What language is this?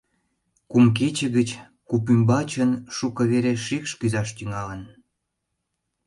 Mari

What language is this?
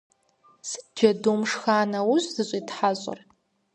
Kabardian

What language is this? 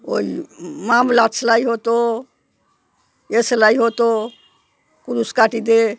Bangla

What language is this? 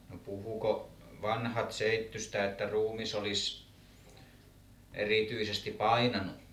Finnish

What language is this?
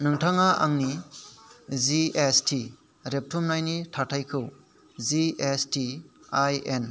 Bodo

